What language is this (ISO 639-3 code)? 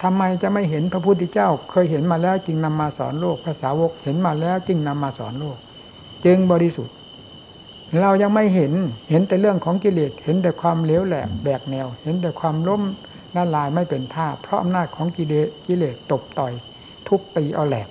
tha